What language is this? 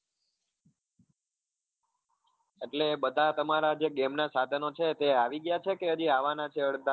Gujarati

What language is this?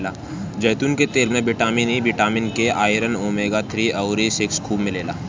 Bhojpuri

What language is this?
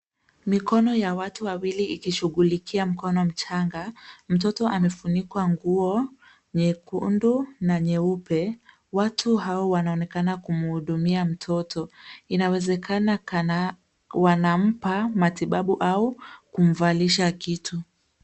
Swahili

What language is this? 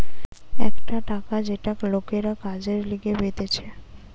Bangla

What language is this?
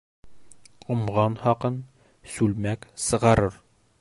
Bashkir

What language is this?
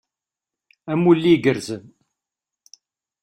Kabyle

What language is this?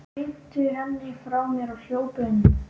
Icelandic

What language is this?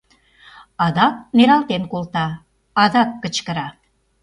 Mari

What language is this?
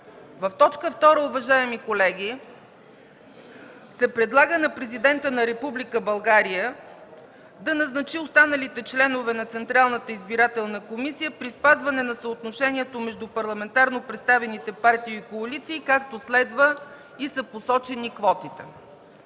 Bulgarian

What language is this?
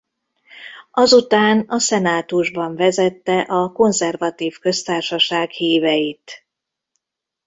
Hungarian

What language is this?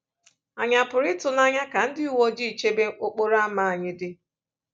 Igbo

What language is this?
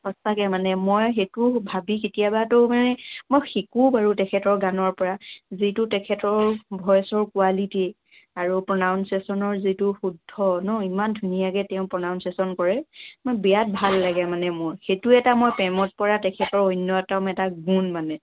Assamese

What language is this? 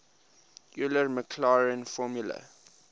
English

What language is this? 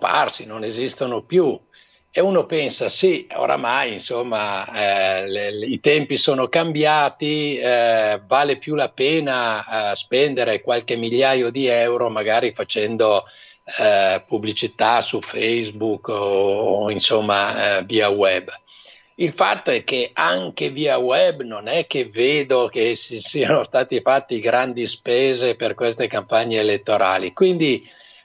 Italian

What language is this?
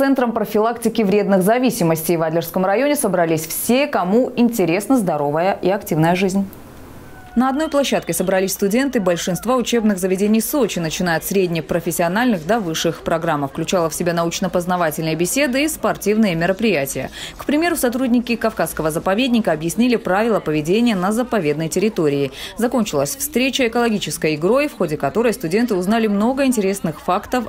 Russian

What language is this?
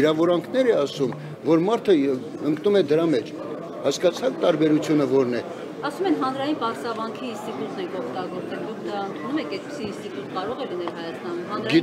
Turkish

